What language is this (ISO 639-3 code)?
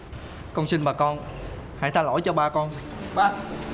vie